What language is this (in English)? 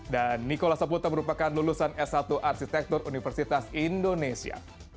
Indonesian